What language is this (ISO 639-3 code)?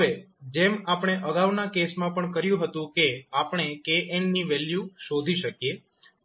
guj